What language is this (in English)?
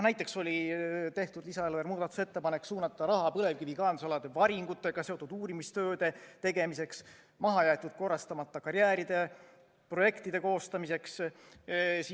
Estonian